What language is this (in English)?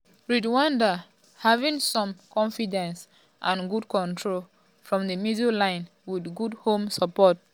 Nigerian Pidgin